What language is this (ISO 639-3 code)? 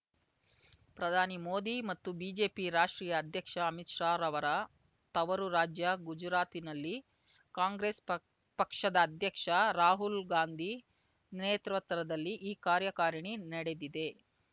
kan